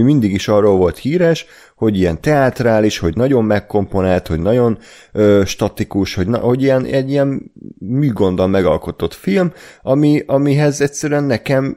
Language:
Hungarian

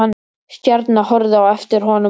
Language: Icelandic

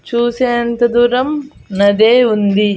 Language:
Telugu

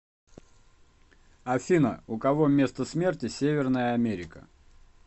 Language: Russian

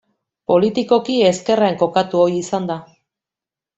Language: Basque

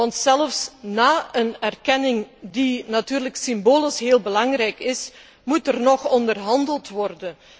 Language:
Dutch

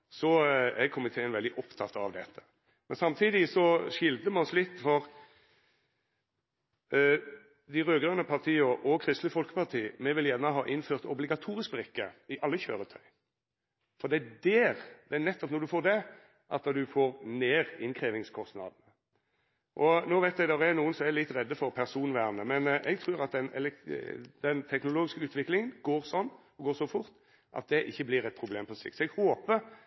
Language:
Norwegian Nynorsk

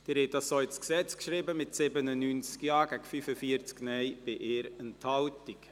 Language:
Swiss German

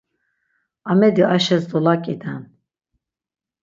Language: Laz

